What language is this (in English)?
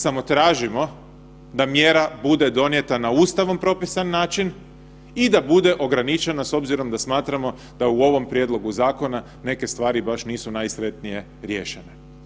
Croatian